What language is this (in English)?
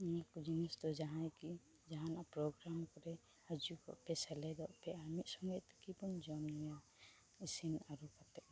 Santali